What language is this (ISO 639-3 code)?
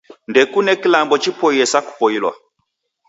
dav